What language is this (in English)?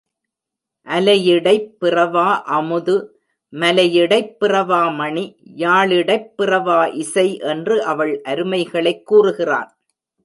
Tamil